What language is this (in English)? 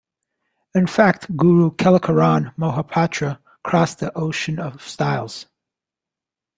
English